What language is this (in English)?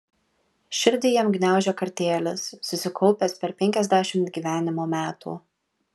Lithuanian